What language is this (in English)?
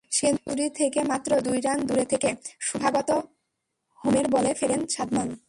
Bangla